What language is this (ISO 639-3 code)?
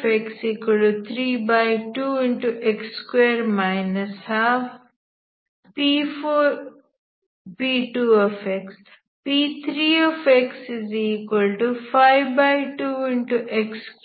kan